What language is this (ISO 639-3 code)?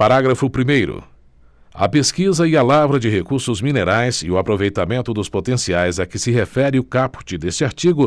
por